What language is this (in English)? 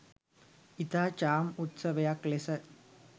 Sinhala